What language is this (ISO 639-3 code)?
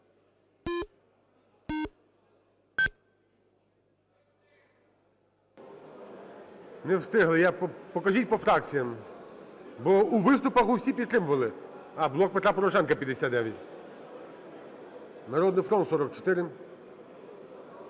ukr